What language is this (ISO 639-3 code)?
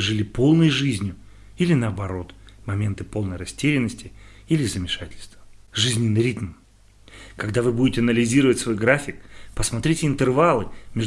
rus